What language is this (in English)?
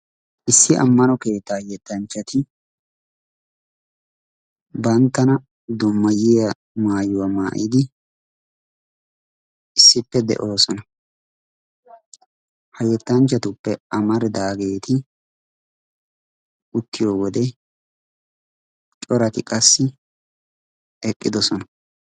Wolaytta